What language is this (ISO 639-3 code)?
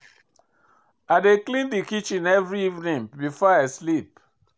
pcm